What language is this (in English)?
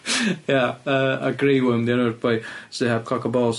Welsh